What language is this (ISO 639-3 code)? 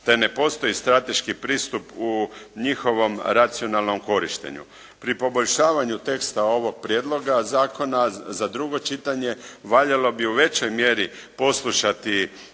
hrv